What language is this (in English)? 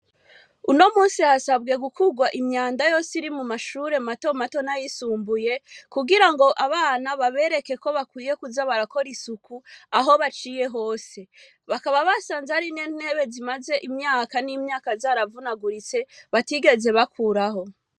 Rundi